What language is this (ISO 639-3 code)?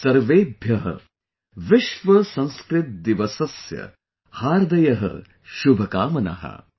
eng